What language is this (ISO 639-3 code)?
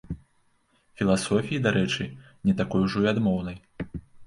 bel